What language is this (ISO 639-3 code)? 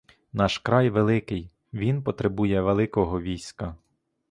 ukr